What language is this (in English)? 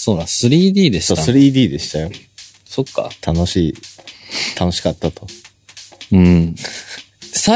Japanese